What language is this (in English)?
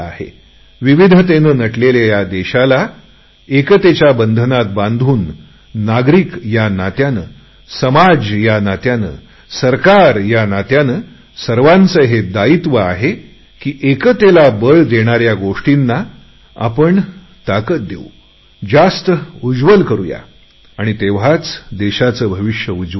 Marathi